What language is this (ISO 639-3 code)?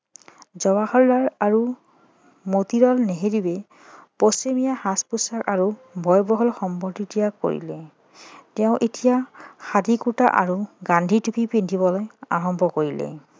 asm